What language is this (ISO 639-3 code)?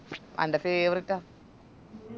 mal